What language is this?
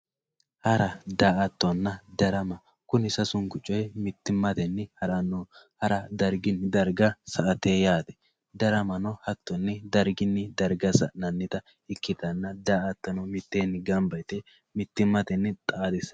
Sidamo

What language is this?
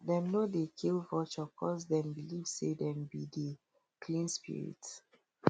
Nigerian Pidgin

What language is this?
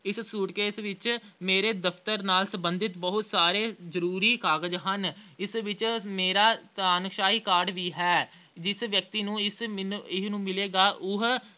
Punjabi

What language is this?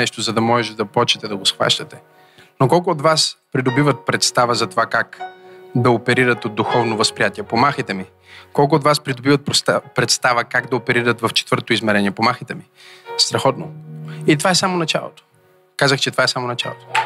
Bulgarian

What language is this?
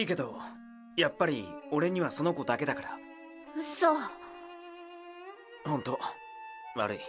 Japanese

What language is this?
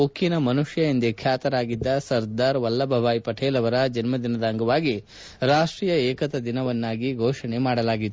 Kannada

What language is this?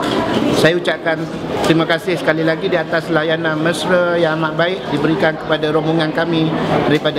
Malay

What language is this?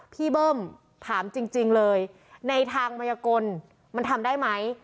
Thai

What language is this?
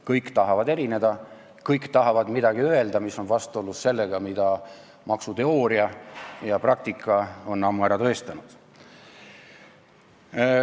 Estonian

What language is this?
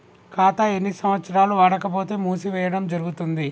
Telugu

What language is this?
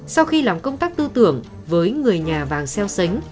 Vietnamese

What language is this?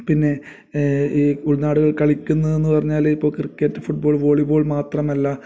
Malayalam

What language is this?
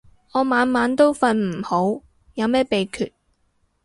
Cantonese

